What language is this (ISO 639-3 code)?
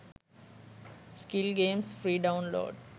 sin